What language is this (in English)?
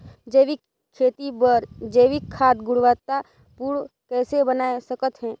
Chhattisgarhi